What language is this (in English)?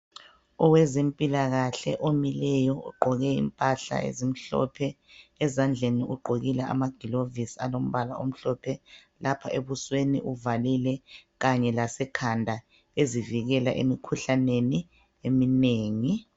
North Ndebele